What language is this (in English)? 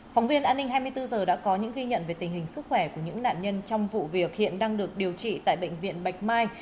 Vietnamese